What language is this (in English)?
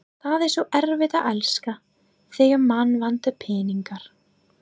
Icelandic